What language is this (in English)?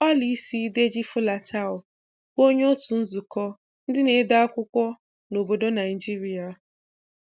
Igbo